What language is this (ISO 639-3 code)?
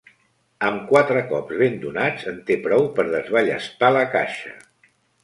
cat